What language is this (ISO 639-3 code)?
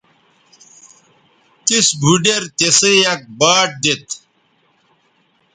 btv